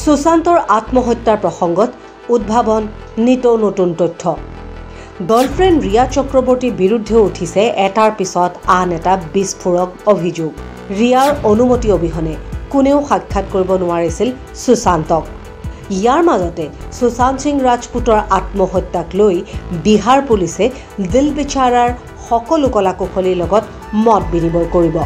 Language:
Hindi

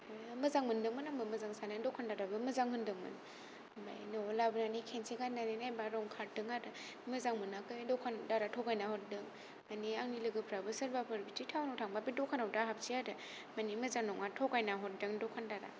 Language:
Bodo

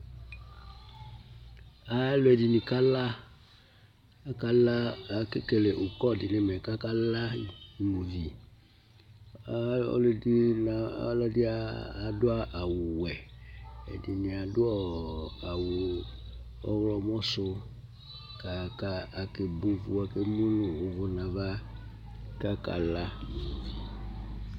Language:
Ikposo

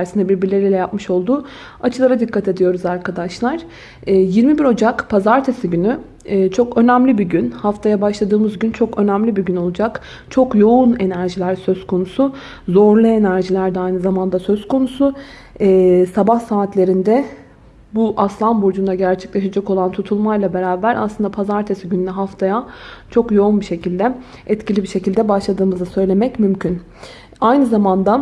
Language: Turkish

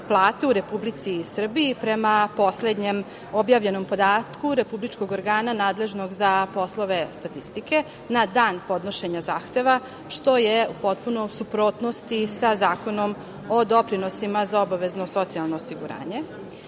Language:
Serbian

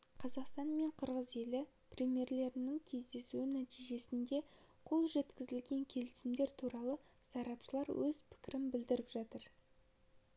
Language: Kazakh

